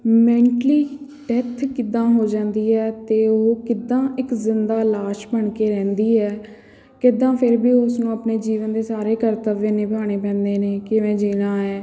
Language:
Punjabi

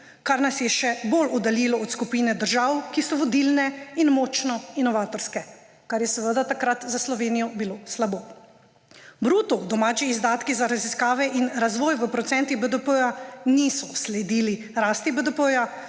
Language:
Slovenian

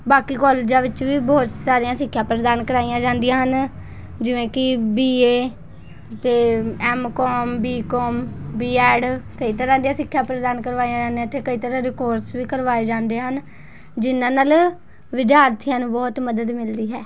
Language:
Punjabi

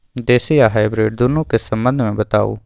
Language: Maithili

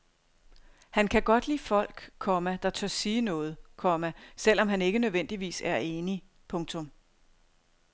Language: Danish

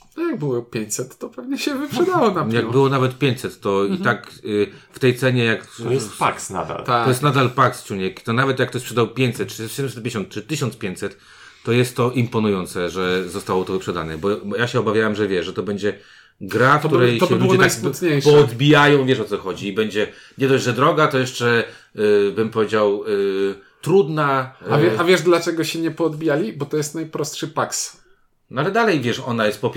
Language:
Polish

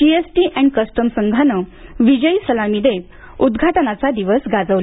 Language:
Marathi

